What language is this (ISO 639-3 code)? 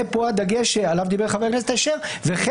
heb